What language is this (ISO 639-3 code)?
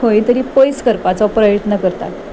kok